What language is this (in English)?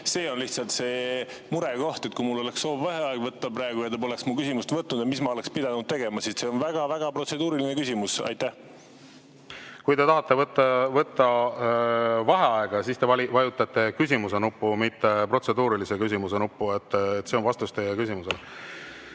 Estonian